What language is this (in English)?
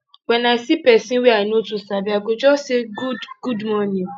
Nigerian Pidgin